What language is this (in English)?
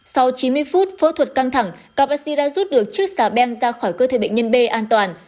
Vietnamese